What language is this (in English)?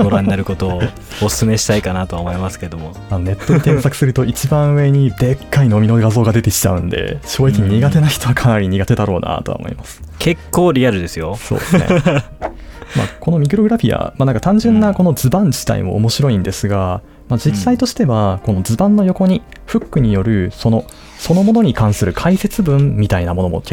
Japanese